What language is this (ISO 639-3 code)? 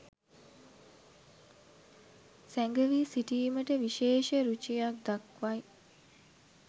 sin